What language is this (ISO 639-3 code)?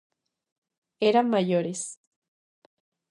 glg